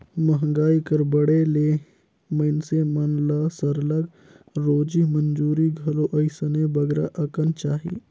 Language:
Chhattisgarhi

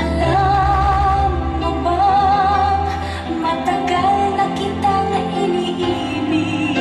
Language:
Filipino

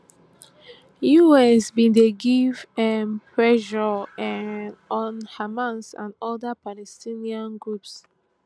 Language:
Nigerian Pidgin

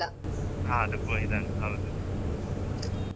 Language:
Kannada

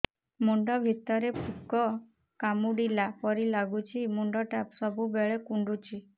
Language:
Odia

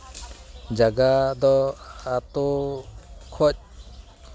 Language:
Santali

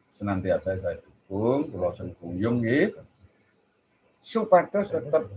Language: Indonesian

